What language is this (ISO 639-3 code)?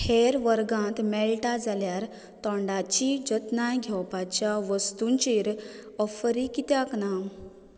kok